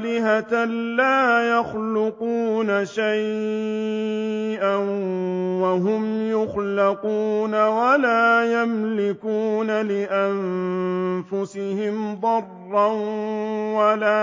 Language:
Arabic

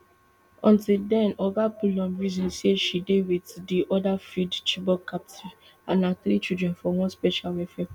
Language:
Nigerian Pidgin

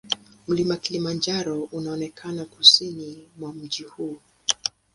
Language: Swahili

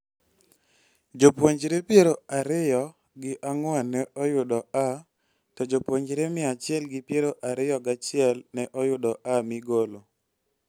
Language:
Luo (Kenya and Tanzania)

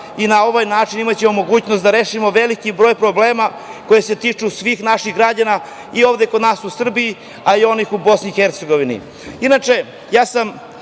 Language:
Serbian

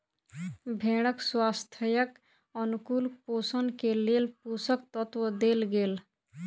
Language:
Maithili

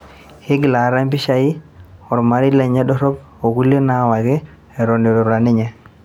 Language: Masai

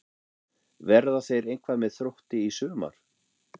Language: Icelandic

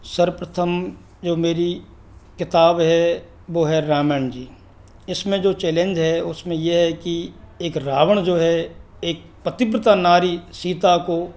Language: Hindi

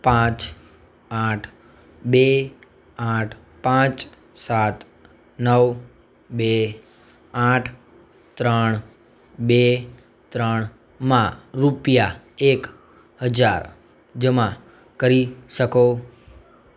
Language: Gujarati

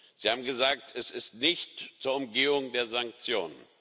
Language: German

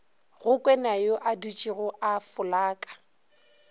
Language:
Northern Sotho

